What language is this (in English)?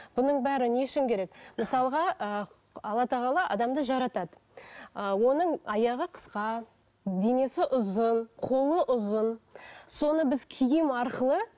Kazakh